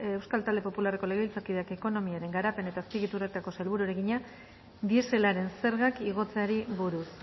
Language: Basque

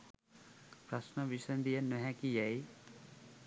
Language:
Sinhala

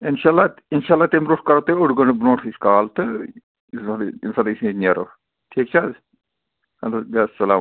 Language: Kashmiri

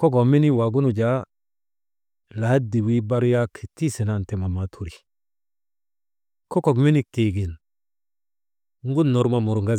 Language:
Maba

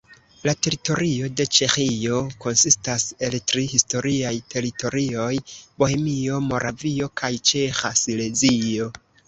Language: Esperanto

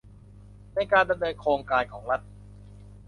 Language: Thai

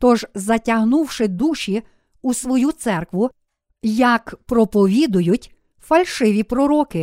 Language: Ukrainian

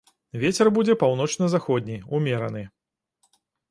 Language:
Belarusian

